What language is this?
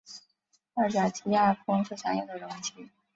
Chinese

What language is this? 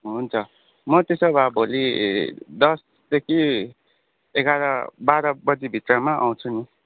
Nepali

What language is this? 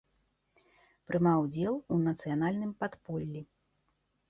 Belarusian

